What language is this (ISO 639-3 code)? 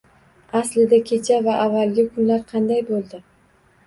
uzb